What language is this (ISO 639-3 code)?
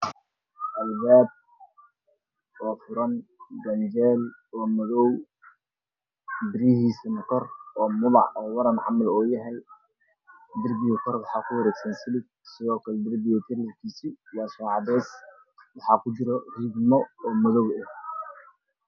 som